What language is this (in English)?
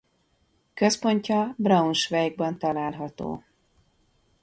Hungarian